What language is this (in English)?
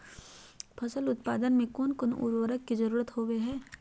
Magahi